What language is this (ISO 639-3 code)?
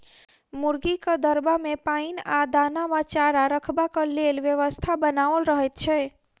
mai